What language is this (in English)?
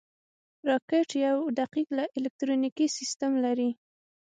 Pashto